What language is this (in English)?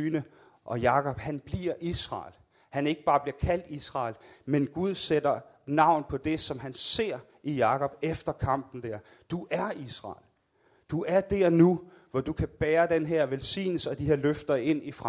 Danish